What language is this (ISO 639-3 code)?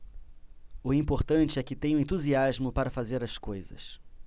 por